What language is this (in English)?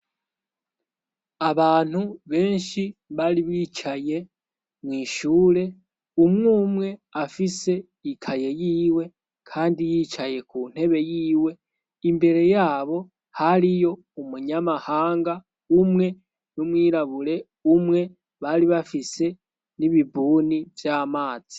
Rundi